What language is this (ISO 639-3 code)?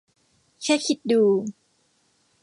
tha